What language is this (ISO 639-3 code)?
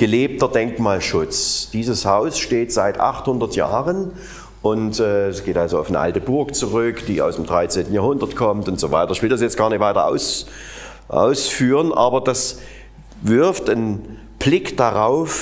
deu